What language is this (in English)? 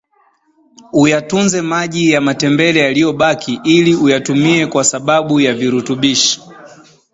Swahili